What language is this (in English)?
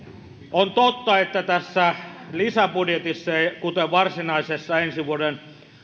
Finnish